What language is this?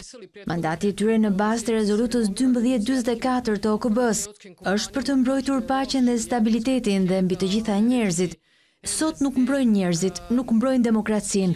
Romanian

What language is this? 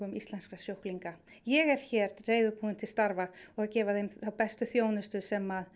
Icelandic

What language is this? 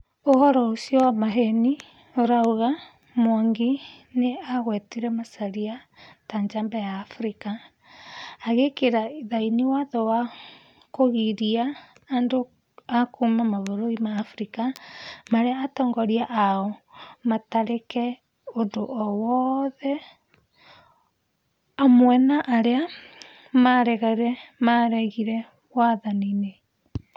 Kikuyu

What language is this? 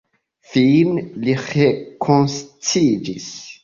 Esperanto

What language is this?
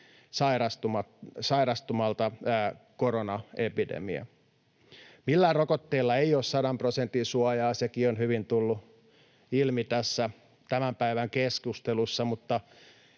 Finnish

